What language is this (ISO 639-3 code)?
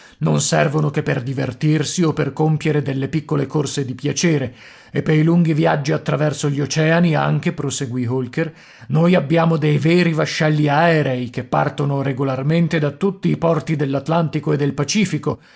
ita